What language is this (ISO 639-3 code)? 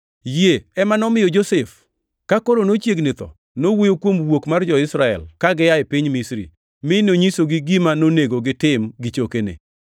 luo